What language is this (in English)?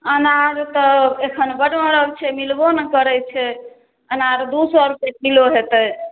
Maithili